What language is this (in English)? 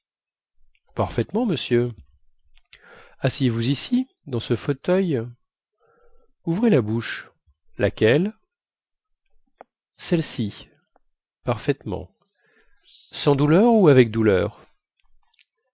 French